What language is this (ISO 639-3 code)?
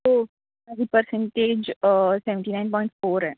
mar